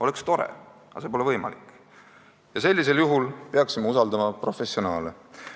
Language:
Estonian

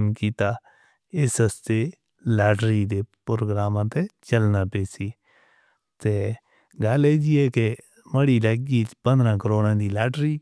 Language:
Northern Hindko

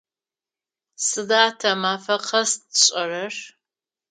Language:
Adyghe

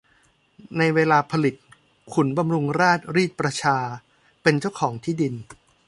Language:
Thai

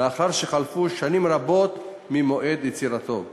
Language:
Hebrew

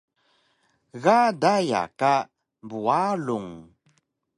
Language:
Taroko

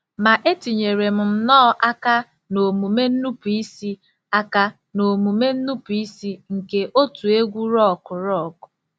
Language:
Igbo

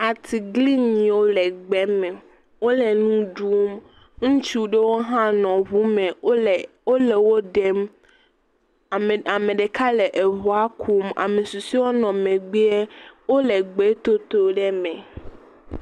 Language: Ewe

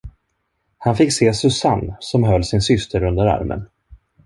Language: Swedish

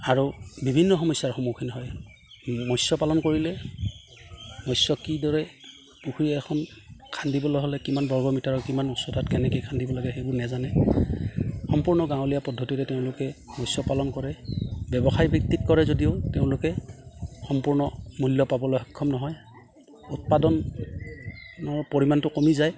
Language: Assamese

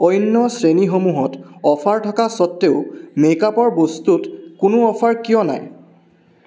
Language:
Assamese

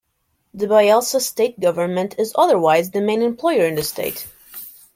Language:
English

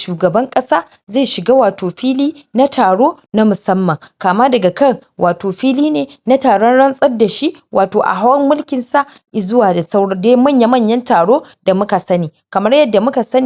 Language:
Hausa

